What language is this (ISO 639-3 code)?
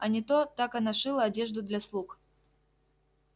rus